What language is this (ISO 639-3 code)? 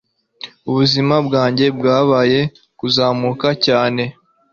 kin